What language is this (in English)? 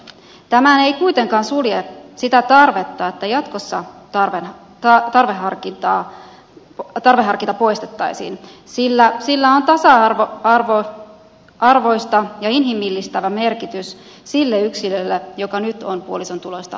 Finnish